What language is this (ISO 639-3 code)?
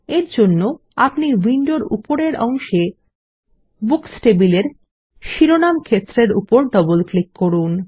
ben